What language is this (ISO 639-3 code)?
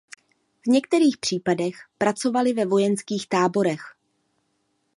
ces